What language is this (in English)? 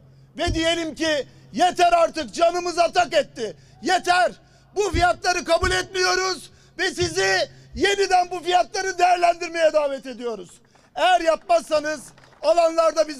Turkish